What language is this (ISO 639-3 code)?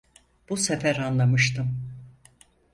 tur